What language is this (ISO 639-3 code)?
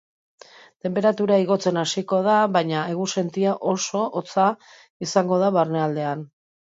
eus